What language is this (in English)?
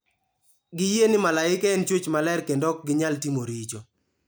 Luo (Kenya and Tanzania)